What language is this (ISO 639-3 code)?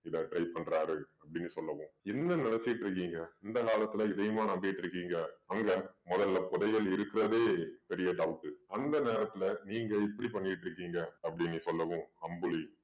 tam